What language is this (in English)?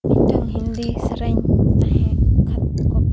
Santali